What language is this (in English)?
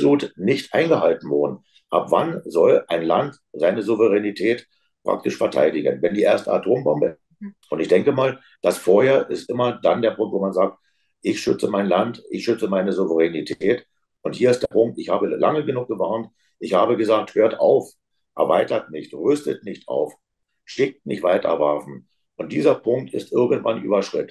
German